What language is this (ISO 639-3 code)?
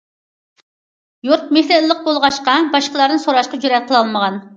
uig